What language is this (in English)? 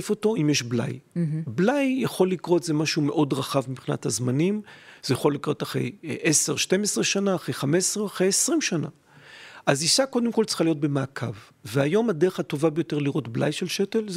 Hebrew